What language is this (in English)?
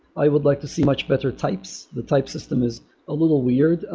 English